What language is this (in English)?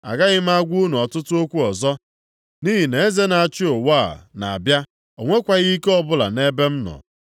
Igbo